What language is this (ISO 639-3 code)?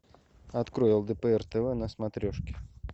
rus